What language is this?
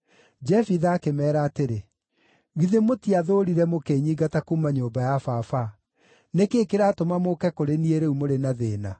Kikuyu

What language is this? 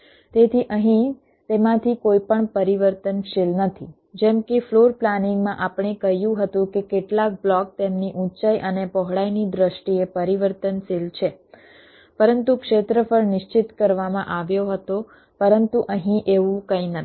Gujarati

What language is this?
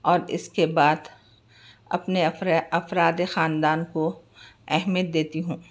Urdu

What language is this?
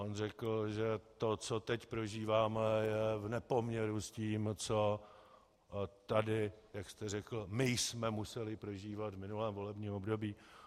Czech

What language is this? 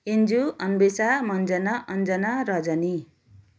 Nepali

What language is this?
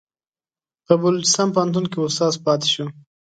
Pashto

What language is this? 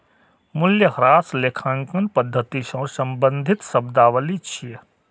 Maithili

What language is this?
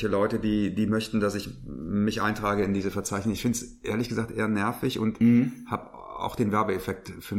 German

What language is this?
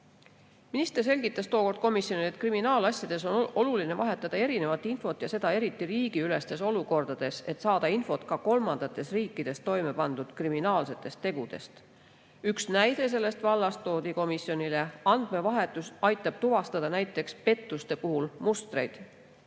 Estonian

